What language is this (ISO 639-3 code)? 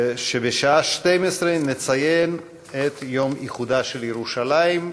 heb